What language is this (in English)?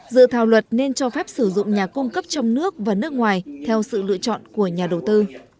Vietnamese